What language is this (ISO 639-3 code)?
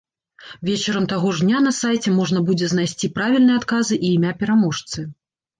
bel